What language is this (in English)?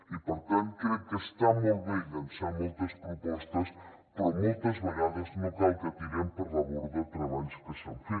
Catalan